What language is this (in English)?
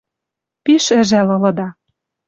Western Mari